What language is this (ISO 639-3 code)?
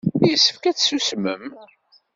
kab